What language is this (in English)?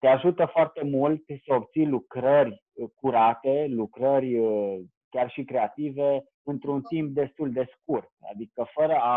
Romanian